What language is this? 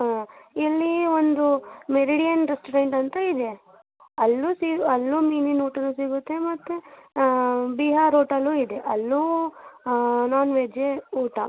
Kannada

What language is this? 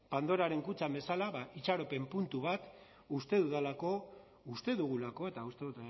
Basque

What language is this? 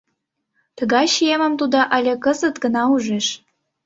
Mari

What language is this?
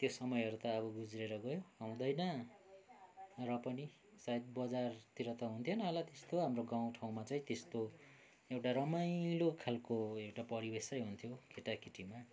Nepali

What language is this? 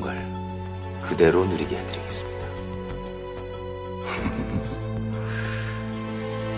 Korean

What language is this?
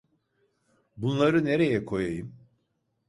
Turkish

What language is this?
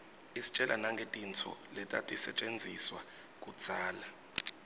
Swati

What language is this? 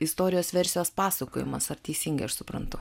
Lithuanian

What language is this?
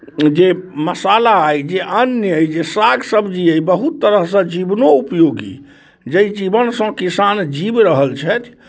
Maithili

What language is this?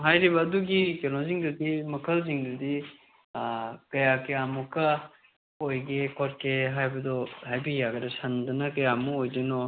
Manipuri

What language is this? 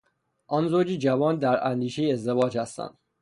Persian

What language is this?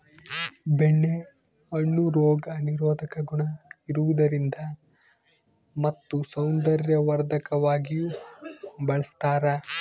Kannada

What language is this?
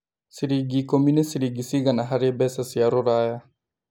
Kikuyu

